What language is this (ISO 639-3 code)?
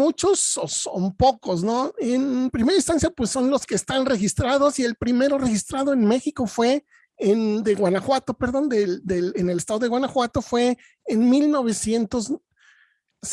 spa